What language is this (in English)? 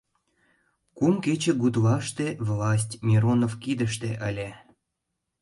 Mari